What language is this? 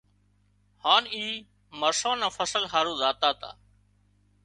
Wadiyara Koli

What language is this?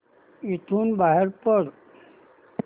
Marathi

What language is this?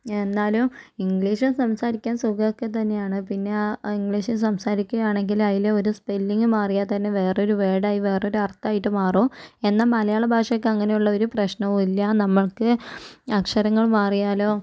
Malayalam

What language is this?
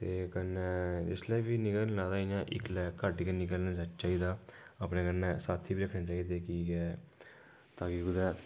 Dogri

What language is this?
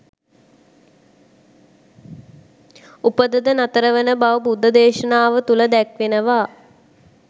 Sinhala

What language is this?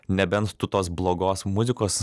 Lithuanian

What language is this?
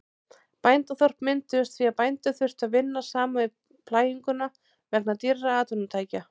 Icelandic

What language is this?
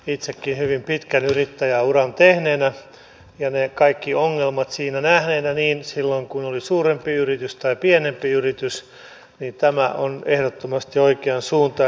Finnish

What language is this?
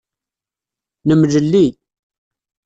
Kabyle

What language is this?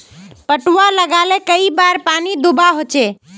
Magahi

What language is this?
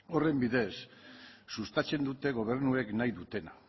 Basque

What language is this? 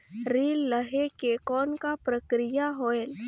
Chhattisgarhi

